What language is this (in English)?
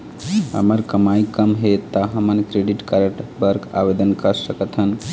Chhattisgarhi